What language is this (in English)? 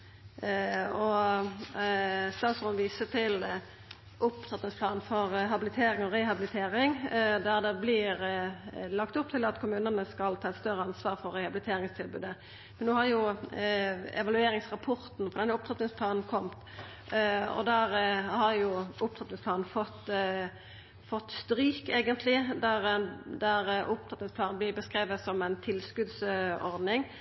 Norwegian Nynorsk